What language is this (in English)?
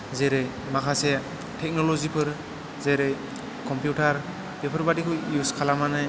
Bodo